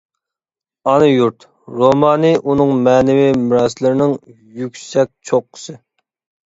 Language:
Uyghur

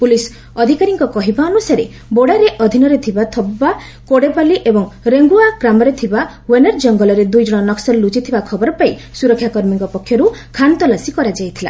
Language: Odia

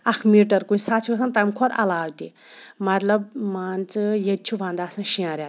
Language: Kashmiri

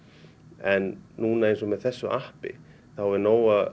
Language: Icelandic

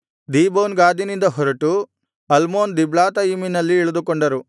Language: Kannada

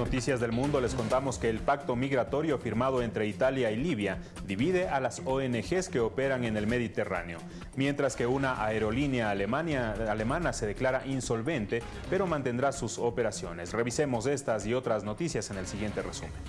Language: Spanish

